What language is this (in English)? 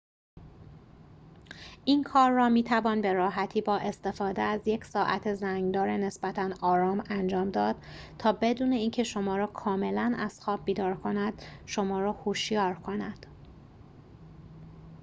Persian